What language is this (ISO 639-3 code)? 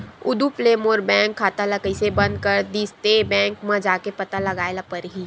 hne